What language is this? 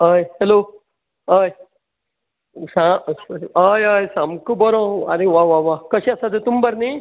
Konkani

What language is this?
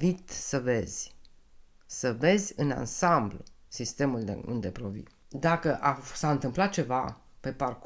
Romanian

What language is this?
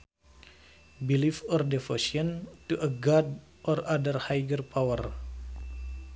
Sundanese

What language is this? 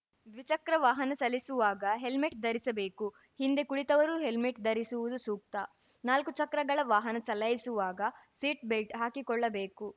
Kannada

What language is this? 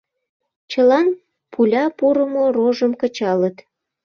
Mari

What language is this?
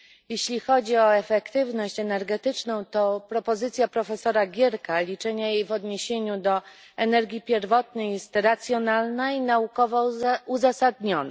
Polish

